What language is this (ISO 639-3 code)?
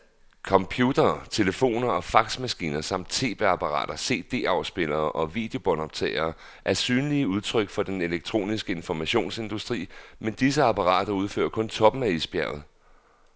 dan